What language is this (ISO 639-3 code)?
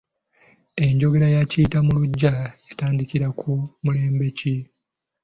lug